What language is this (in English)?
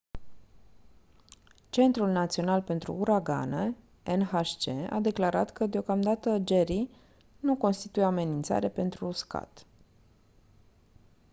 Romanian